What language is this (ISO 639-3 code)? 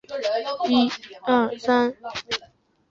zho